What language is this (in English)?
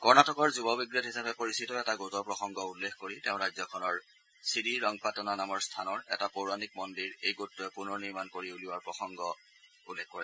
Assamese